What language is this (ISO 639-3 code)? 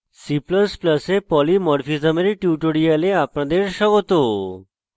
ben